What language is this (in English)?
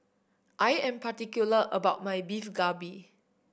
English